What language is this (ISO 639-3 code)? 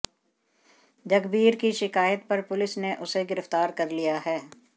hin